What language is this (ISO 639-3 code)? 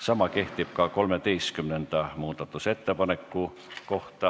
est